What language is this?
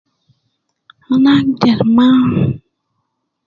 Nubi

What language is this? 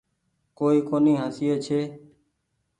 Goaria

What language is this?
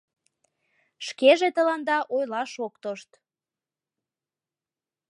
Mari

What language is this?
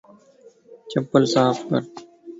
Lasi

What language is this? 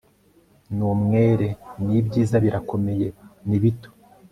Kinyarwanda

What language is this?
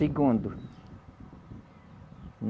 Portuguese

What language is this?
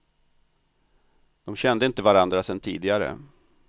Swedish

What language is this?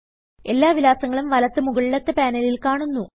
Malayalam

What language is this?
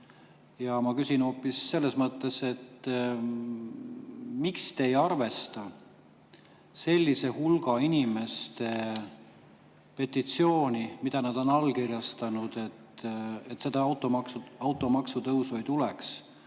Estonian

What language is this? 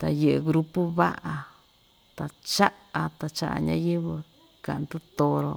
Ixtayutla Mixtec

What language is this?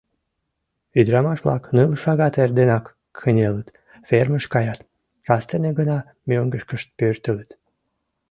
Mari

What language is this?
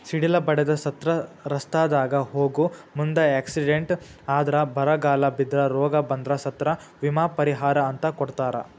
Kannada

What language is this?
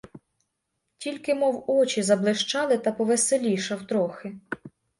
Ukrainian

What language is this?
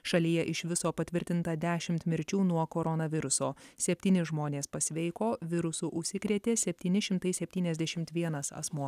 Lithuanian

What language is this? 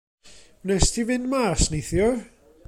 Welsh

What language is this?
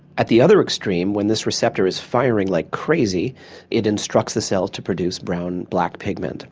English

